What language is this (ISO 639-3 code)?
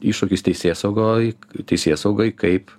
lit